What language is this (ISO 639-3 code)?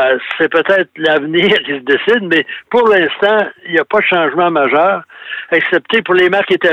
fra